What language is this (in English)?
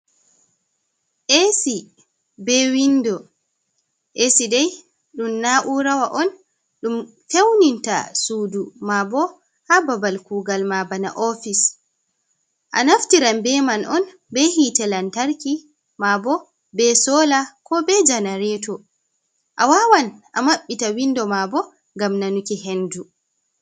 Fula